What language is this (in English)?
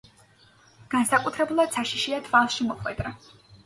Georgian